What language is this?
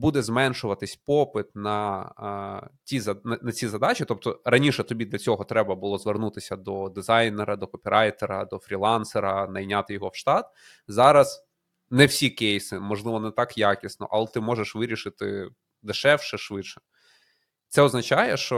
Ukrainian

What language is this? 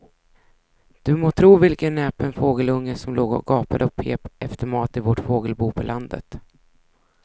Swedish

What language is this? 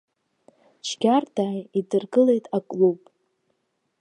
Abkhazian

